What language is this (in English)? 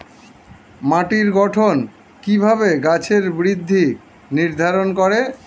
Bangla